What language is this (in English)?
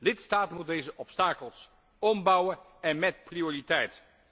Dutch